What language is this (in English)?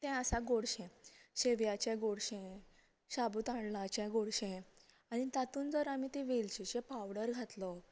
Konkani